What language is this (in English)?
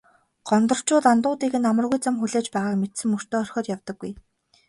Mongolian